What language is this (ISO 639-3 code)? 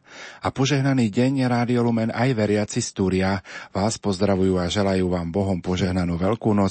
slk